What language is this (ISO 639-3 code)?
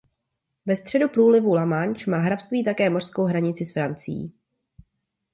ces